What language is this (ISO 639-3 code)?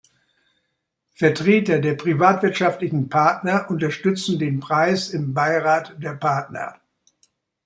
deu